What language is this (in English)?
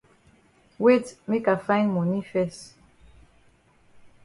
Cameroon Pidgin